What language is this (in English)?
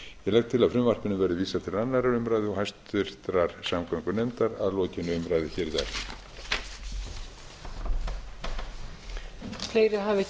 Icelandic